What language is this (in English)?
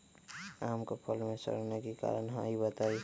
Magahi